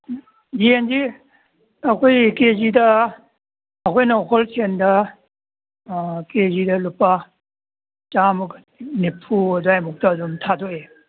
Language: Manipuri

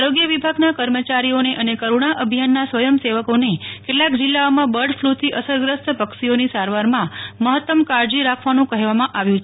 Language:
Gujarati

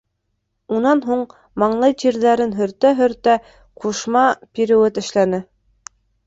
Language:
Bashkir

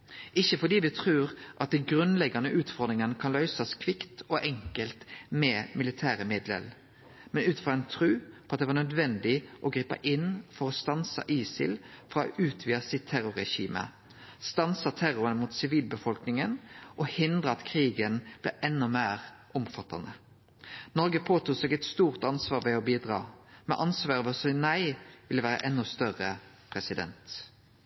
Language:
Norwegian Nynorsk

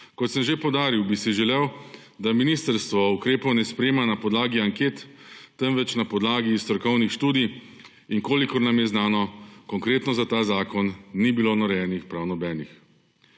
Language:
Slovenian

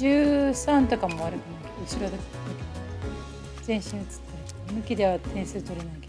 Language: Japanese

